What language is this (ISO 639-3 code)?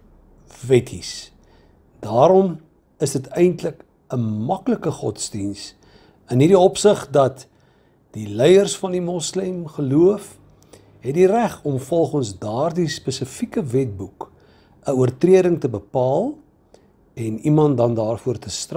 nld